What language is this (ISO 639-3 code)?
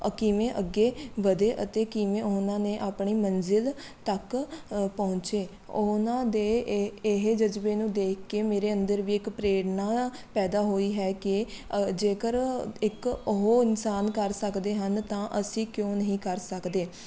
pan